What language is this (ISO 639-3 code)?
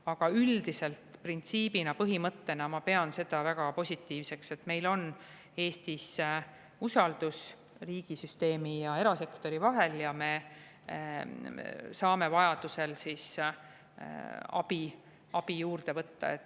est